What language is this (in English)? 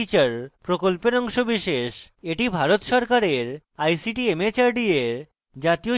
Bangla